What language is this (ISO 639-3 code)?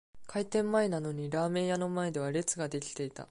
jpn